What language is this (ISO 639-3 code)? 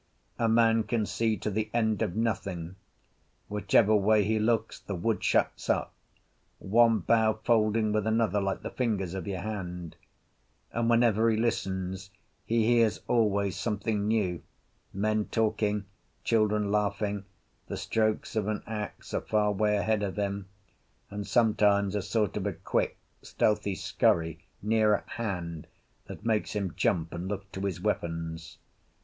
eng